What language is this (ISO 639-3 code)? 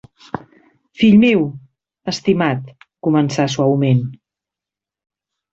cat